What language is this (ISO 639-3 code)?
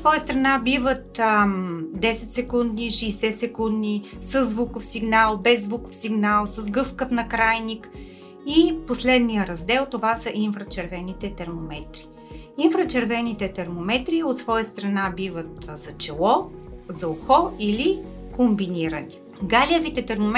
bul